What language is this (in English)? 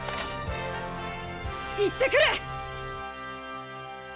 Japanese